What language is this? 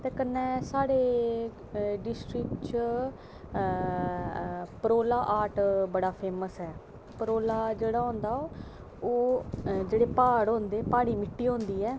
Dogri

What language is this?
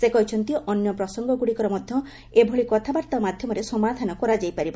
Odia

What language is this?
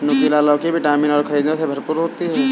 Hindi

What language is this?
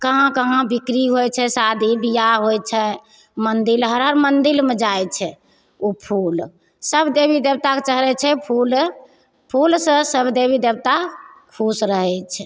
Maithili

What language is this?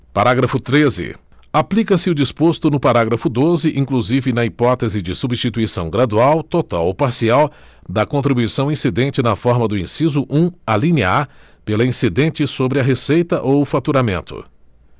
Portuguese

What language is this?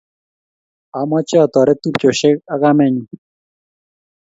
Kalenjin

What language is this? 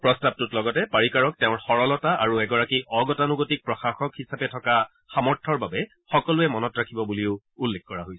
Assamese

